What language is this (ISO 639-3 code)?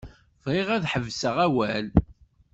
kab